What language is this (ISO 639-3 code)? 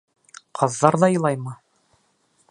bak